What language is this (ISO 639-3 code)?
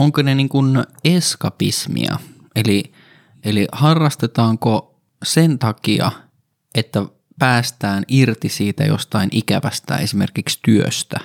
fin